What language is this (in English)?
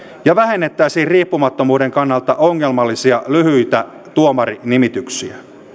Finnish